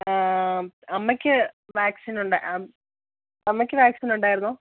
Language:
Malayalam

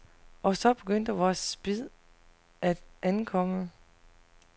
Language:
Danish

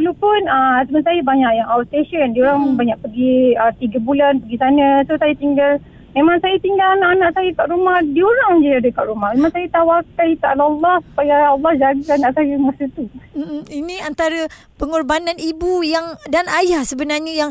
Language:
Malay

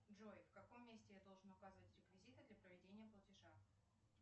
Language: Russian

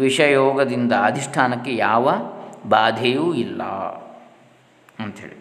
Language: Kannada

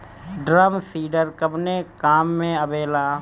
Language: Bhojpuri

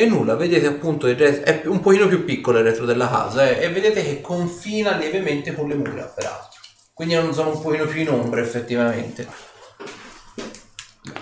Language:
Italian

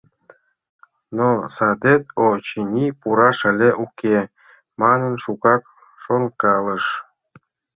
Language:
Mari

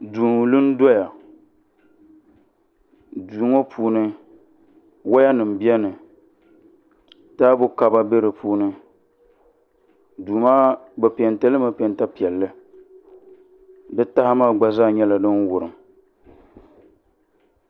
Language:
Dagbani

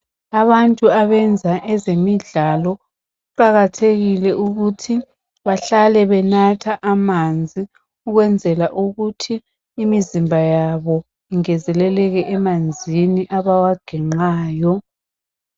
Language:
North Ndebele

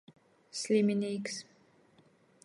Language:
Latgalian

